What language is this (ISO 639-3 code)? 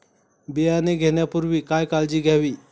mar